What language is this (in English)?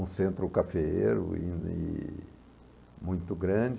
Portuguese